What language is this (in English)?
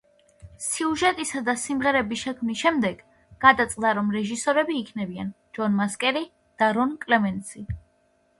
Georgian